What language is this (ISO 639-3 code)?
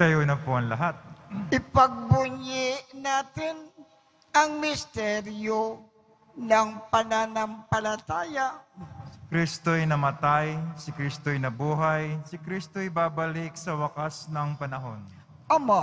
fil